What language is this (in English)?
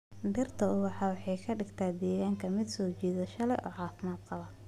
Somali